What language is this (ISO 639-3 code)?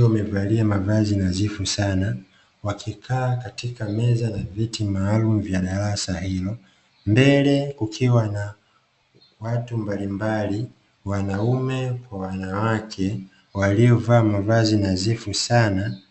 swa